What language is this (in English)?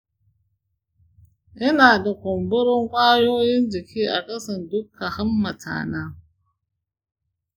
Hausa